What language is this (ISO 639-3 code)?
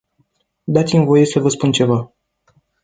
ron